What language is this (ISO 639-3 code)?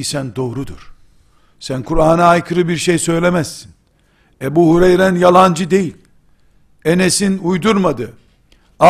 tur